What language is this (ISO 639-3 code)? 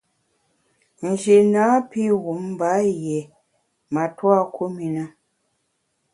bax